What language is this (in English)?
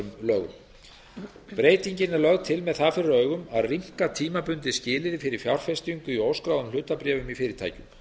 Icelandic